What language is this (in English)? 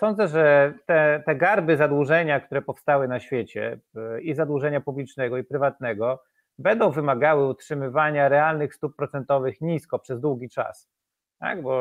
Polish